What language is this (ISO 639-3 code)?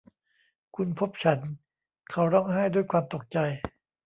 tha